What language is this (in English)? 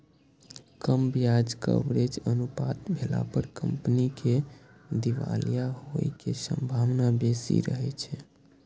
Maithili